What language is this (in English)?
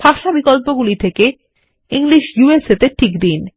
Bangla